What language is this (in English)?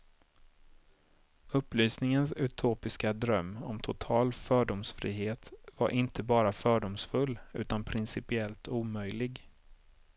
Swedish